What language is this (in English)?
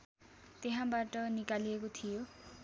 Nepali